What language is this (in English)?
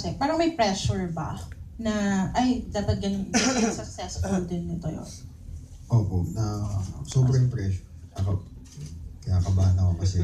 Filipino